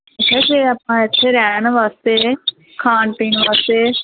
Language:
Punjabi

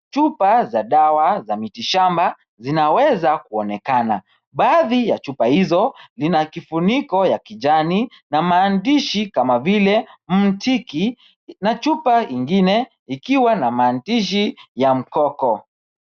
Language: Swahili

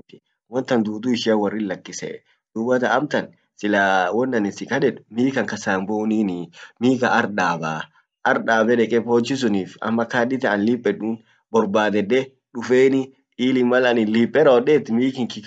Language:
Orma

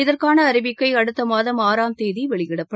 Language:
Tamil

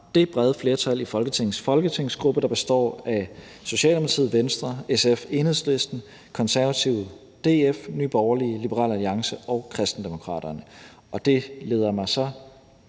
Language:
Danish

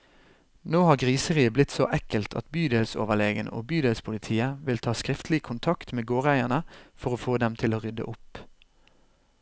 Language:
Norwegian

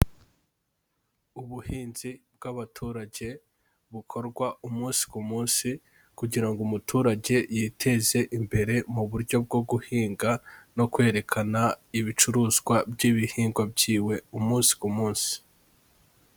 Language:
Kinyarwanda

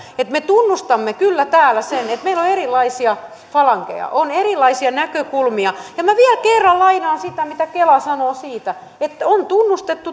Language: Finnish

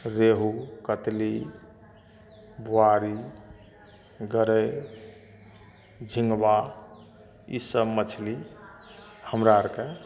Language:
Maithili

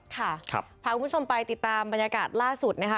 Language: Thai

